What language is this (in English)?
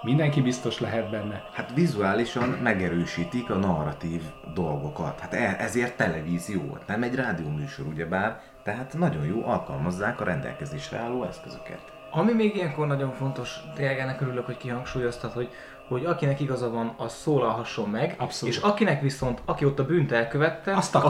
Hungarian